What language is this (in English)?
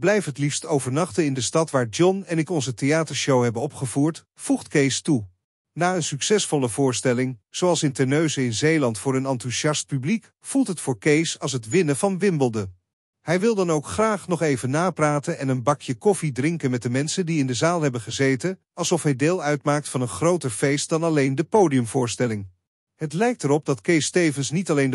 Dutch